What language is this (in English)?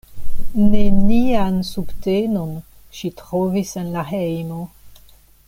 Esperanto